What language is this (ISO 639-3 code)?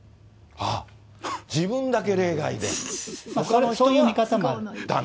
jpn